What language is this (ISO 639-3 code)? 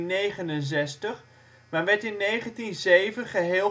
nld